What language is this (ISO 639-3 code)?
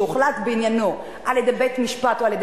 heb